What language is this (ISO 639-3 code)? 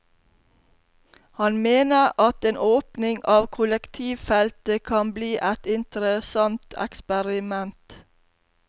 nor